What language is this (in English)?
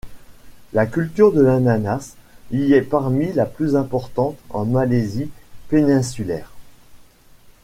French